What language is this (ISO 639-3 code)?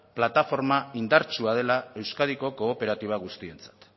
eus